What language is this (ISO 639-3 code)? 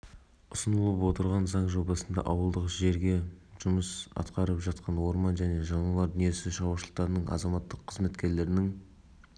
kaz